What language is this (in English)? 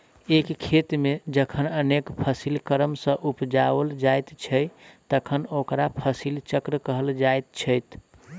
Maithili